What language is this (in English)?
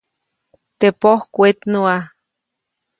Copainalá Zoque